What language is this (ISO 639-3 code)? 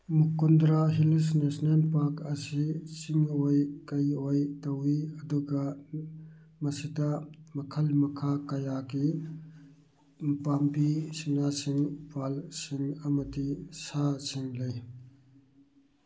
mni